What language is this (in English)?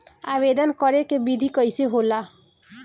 Bhojpuri